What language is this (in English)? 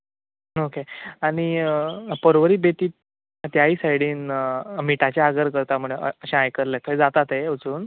Konkani